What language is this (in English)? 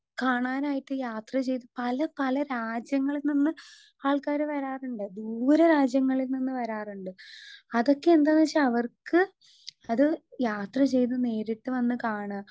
Malayalam